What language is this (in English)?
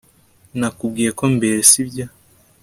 Kinyarwanda